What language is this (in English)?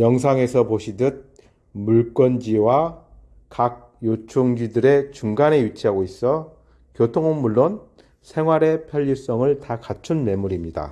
Korean